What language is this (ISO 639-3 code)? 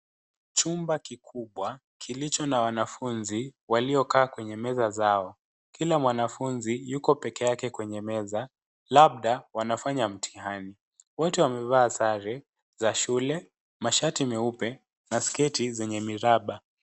swa